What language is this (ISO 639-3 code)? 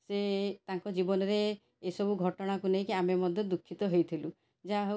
ori